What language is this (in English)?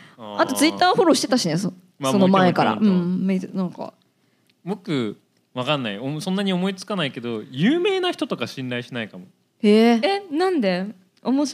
Japanese